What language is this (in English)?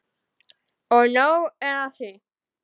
Icelandic